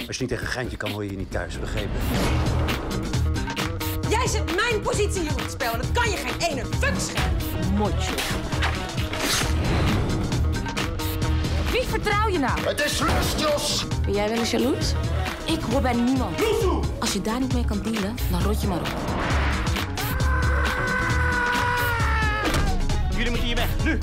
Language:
Dutch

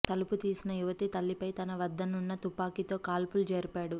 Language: Telugu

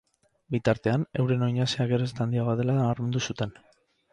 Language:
Basque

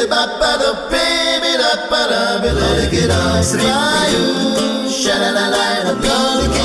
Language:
Hungarian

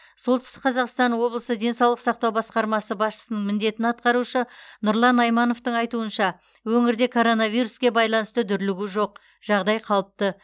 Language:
Kazakh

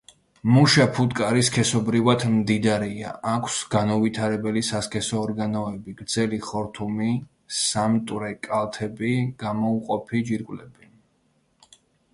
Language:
Georgian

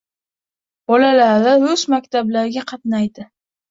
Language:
Uzbek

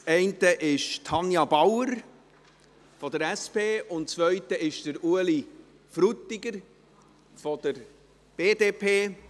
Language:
Swiss German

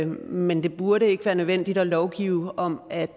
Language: Danish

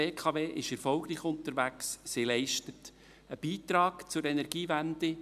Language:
Swiss German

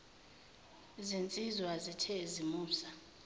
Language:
Zulu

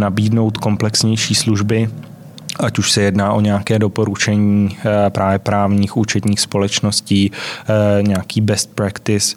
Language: Czech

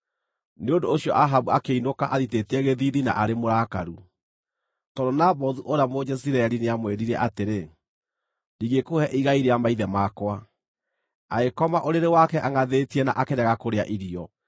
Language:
Kikuyu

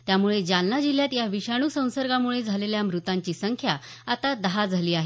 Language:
Marathi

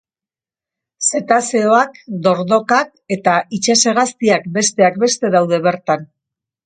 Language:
Basque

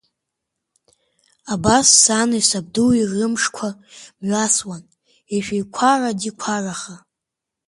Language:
Abkhazian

